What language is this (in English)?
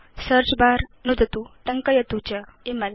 Sanskrit